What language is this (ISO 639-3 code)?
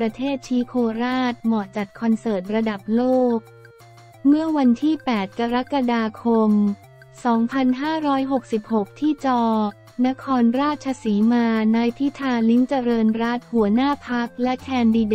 tha